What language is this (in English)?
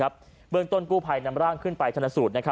Thai